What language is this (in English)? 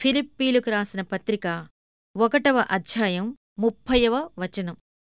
Telugu